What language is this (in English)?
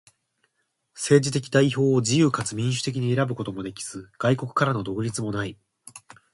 Japanese